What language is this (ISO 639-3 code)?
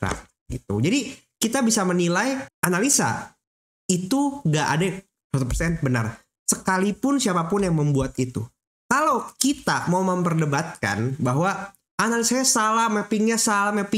ind